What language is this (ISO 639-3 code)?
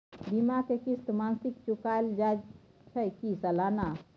mai